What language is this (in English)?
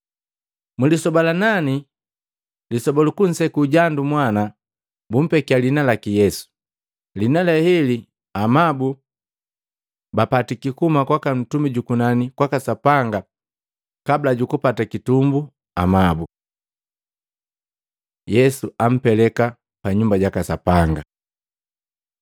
Matengo